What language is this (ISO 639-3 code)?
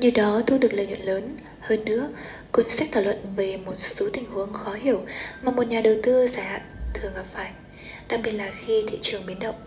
vie